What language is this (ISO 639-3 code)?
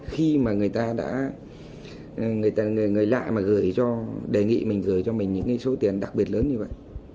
vie